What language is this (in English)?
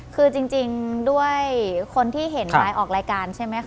Thai